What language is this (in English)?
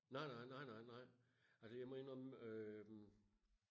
Danish